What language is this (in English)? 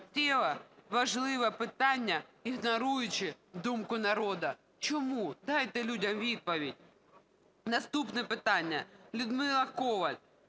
Ukrainian